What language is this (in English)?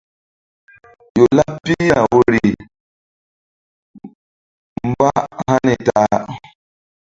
Mbum